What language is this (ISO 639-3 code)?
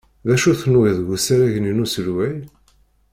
kab